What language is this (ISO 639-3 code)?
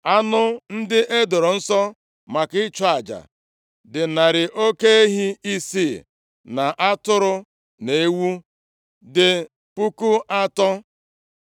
ibo